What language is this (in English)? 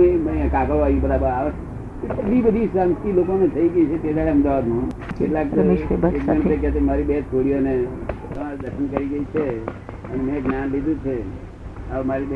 Gujarati